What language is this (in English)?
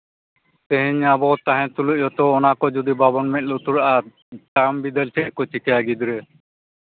Santali